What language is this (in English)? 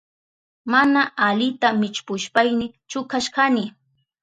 Southern Pastaza Quechua